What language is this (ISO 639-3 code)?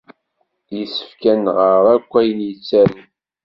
kab